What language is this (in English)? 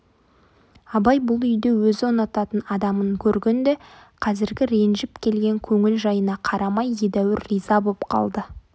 Kazakh